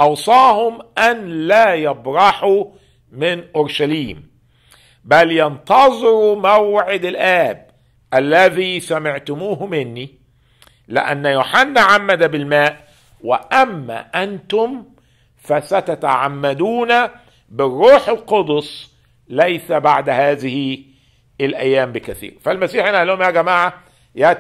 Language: Arabic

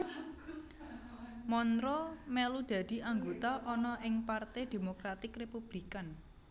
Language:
Javanese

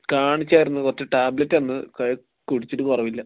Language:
Malayalam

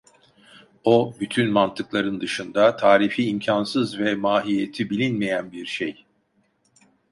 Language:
Turkish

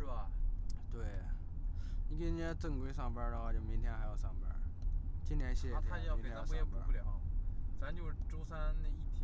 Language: Chinese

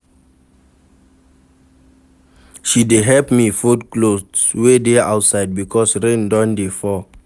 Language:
Nigerian Pidgin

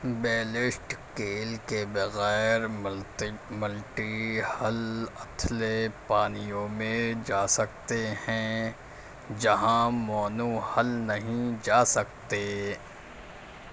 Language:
Urdu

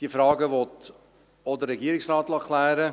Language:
Swiss German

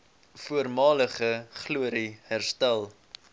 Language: Afrikaans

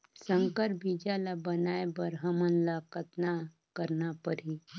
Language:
Chhattisgarhi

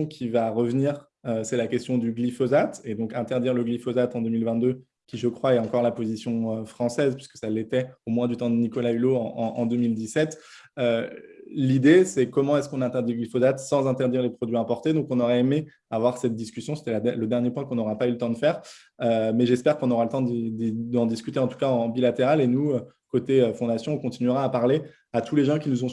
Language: French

